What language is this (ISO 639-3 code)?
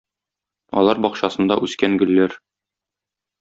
tat